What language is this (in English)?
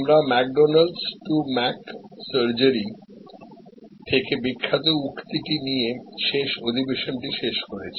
Bangla